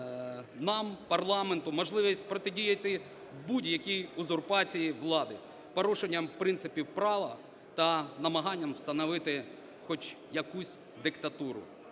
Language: Ukrainian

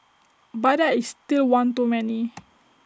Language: English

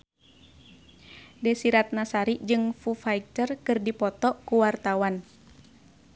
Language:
Sundanese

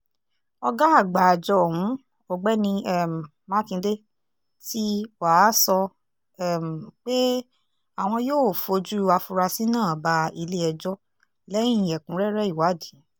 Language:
Yoruba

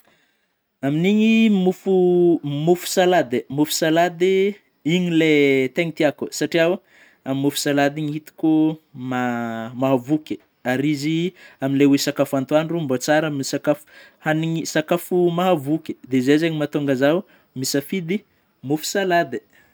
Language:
Northern Betsimisaraka Malagasy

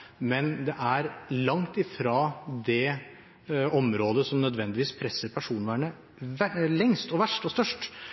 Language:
Norwegian Bokmål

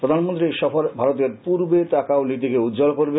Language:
Bangla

